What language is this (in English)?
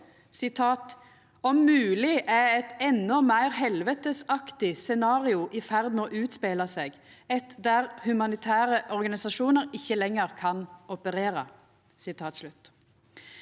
Norwegian